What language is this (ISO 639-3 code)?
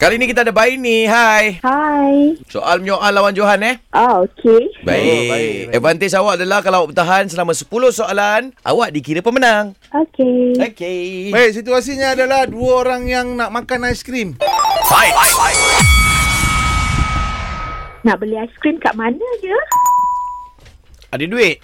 msa